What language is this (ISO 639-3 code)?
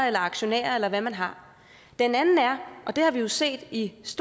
dan